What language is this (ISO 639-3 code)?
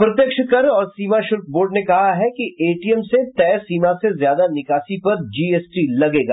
hin